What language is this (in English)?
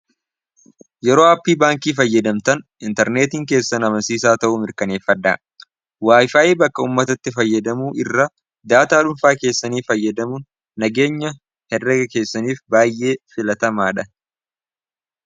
Oromo